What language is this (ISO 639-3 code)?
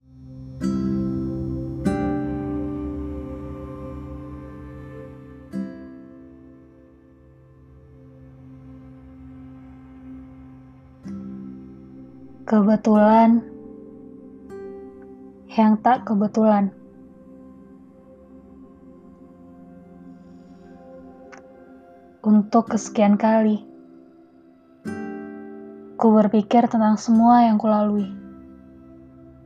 ind